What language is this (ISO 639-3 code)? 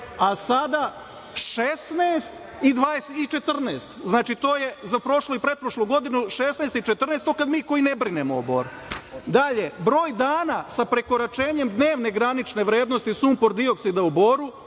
srp